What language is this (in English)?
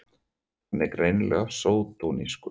Icelandic